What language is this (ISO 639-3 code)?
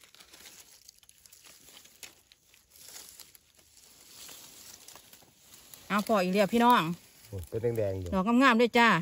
tha